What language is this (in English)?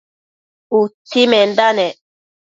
Matsés